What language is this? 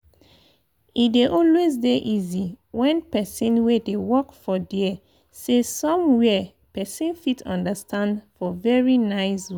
Nigerian Pidgin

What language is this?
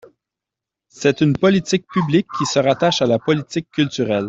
French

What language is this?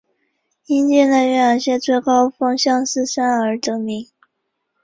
Chinese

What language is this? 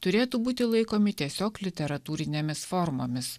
Lithuanian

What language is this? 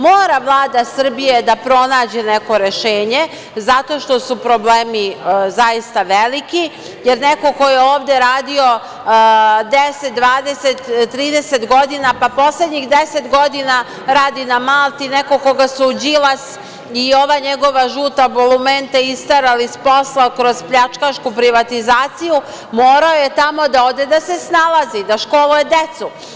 Serbian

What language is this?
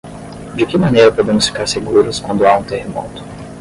Portuguese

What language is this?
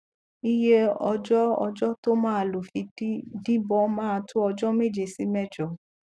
Yoruba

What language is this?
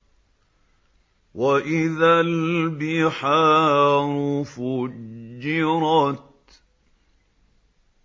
Arabic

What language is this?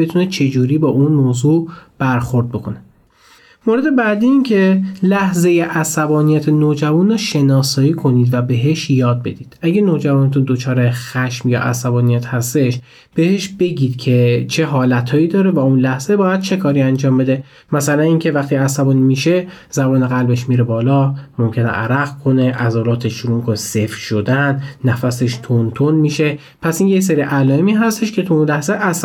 Persian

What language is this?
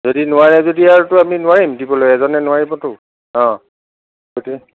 Assamese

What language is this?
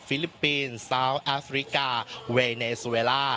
Thai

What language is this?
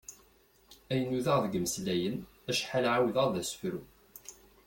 Kabyle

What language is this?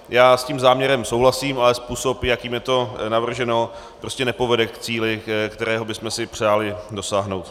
Czech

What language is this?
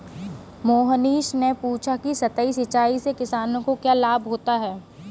Hindi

